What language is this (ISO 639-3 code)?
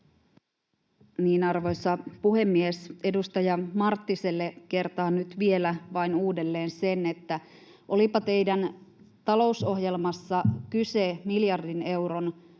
fin